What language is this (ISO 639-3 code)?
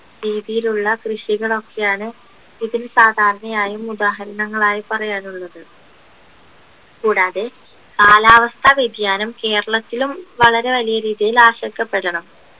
mal